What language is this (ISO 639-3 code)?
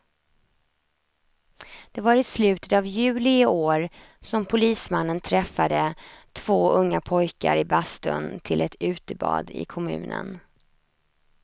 swe